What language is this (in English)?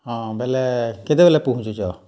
Odia